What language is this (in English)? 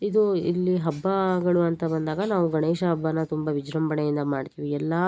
Kannada